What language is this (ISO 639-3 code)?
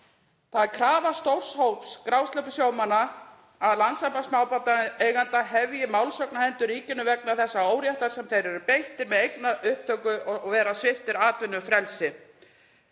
isl